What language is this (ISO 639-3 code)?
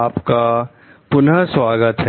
hin